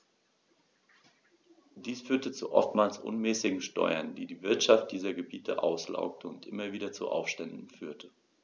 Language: German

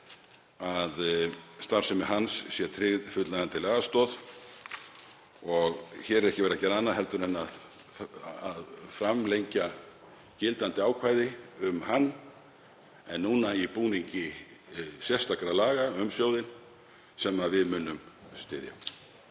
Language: Icelandic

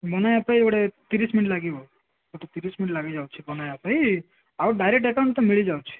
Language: Odia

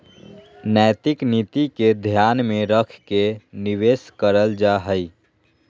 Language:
Magahi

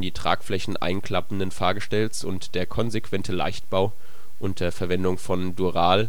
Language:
German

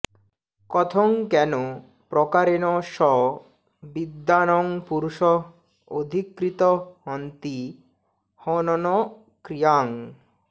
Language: Bangla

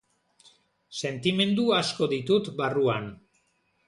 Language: Basque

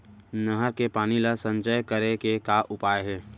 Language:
Chhattisgarhi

